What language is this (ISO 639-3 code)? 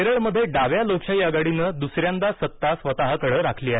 mar